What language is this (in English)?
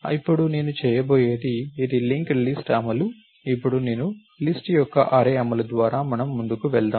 Telugu